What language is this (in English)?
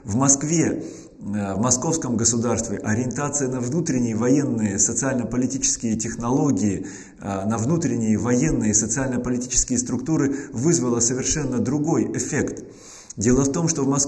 Russian